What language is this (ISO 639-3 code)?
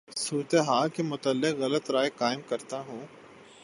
urd